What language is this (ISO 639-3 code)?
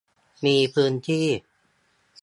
tha